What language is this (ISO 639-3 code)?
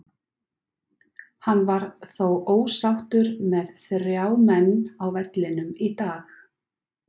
isl